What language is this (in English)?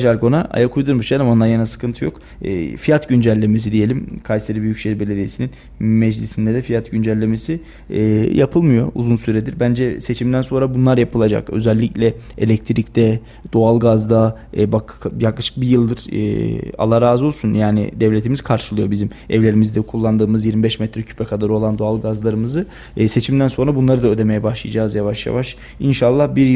Turkish